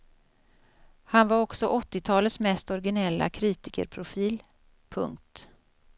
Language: Swedish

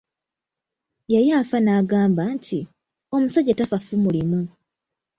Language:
Ganda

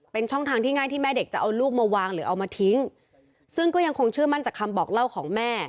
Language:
Thai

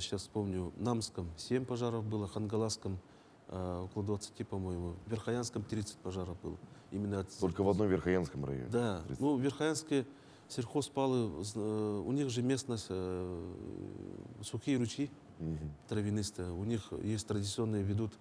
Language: Russian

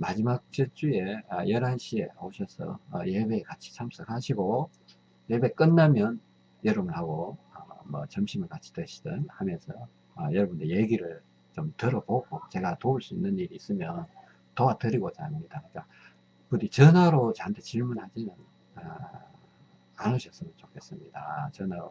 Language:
Korean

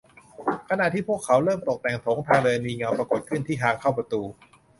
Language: Thai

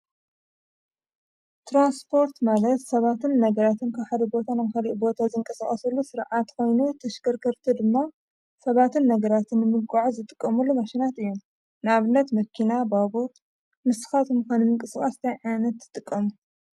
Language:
Tigrinya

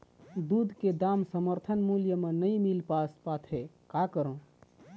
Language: Chhattisgarhi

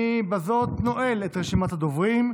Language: Hebrew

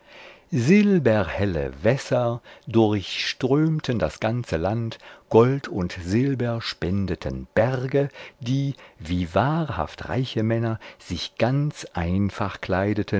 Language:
German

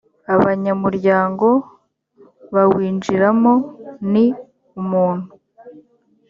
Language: Kinyarwanda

